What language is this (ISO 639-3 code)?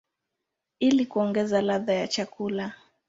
swa